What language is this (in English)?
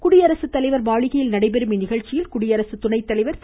Tamil